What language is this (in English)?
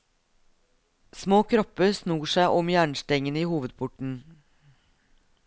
Norwegian